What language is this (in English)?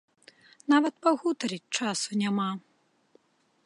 Belarusian